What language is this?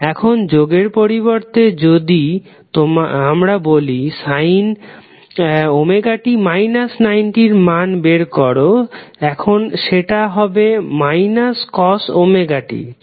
Bangla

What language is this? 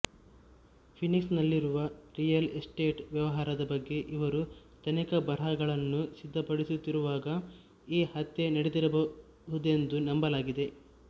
Kannada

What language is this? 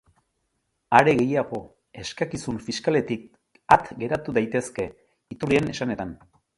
Basque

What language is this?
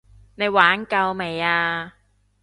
Cantonese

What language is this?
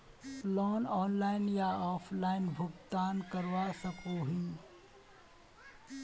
Magahi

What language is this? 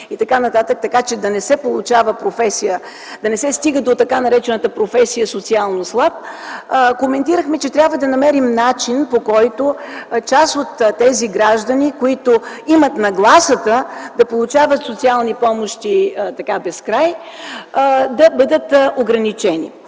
Bulgarian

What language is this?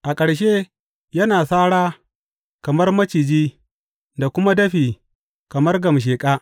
Hausa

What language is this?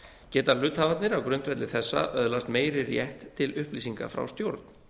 Icelandic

